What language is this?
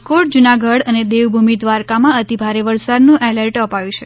Gujarati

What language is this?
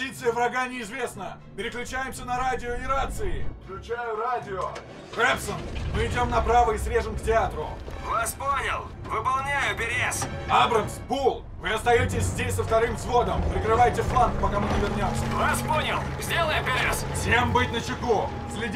Russian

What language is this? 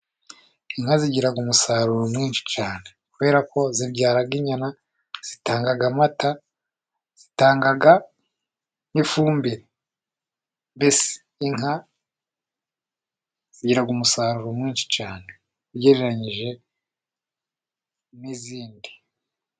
Kinyarwanda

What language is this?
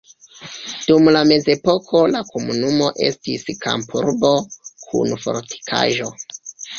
Esperanto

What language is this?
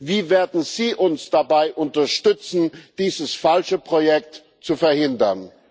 German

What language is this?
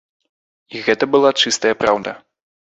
Belarusian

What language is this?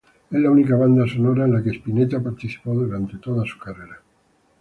Spanish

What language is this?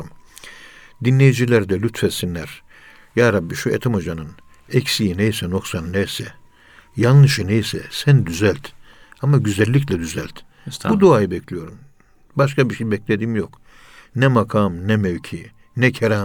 Turkish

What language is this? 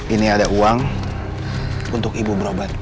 Indonesian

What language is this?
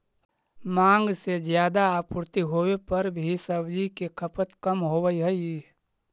Magahi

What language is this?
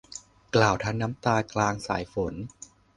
Thai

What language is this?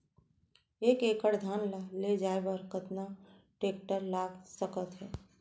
Chhattisgarhi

